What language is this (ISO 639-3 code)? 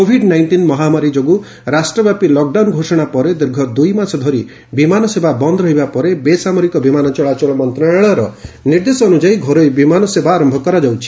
ori